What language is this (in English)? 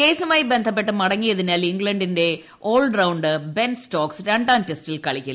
Malayalam